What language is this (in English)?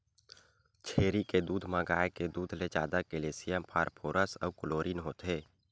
Chhattisgarhi